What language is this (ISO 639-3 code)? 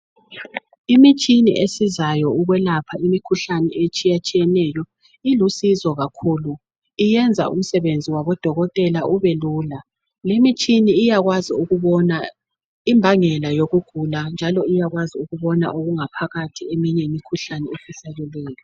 nde